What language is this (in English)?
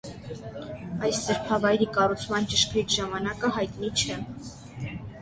Armenian